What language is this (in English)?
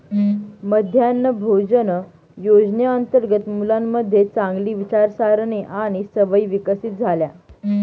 Marathi